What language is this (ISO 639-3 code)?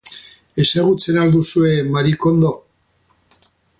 eus